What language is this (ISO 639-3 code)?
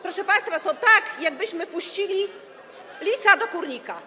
pol